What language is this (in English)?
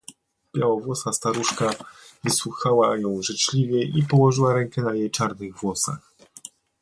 Polish